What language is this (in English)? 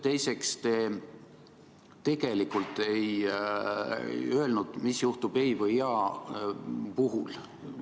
Estonian